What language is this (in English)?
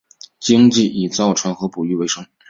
Chinese